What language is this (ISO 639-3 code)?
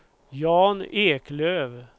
swe